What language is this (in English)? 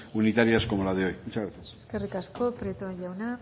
Spanish